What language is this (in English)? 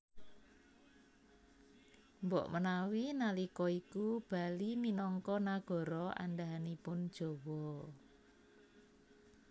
Javanese